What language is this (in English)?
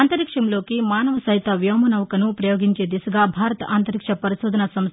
Telugu